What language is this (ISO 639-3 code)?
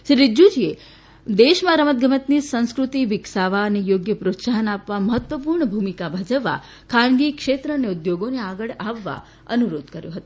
guj